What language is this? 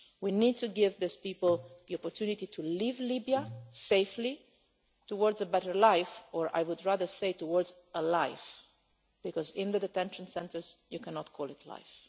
English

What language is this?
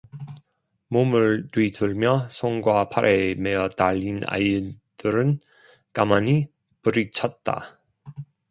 Korean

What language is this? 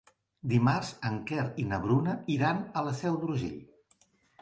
Catalan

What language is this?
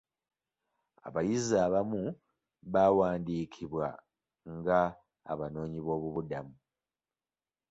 Ganda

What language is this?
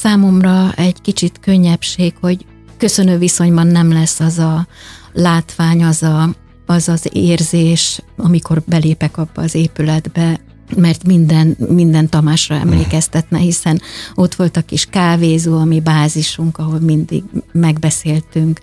Hungarian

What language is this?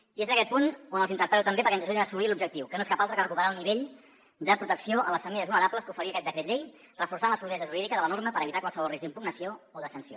Catalan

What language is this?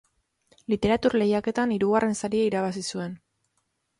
Basque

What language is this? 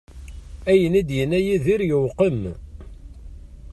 Kabyle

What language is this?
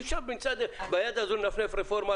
Hebrew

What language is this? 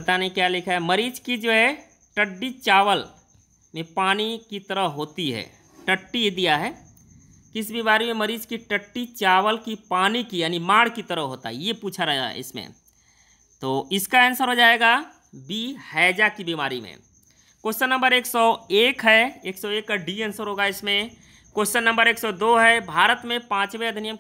Hindi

